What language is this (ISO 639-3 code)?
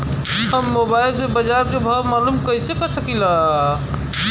bho